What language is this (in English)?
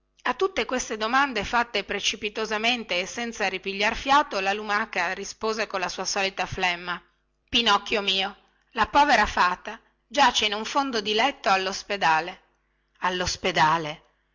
Italian